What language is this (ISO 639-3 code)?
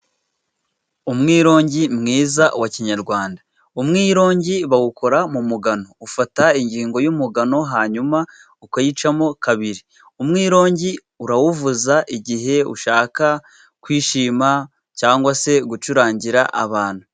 kin